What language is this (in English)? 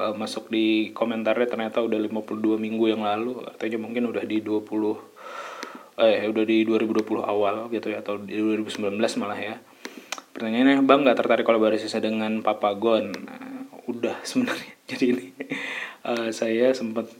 Indonesian